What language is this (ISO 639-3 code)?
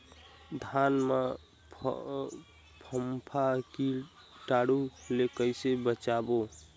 hne